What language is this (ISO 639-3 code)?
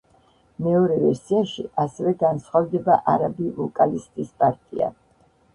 kat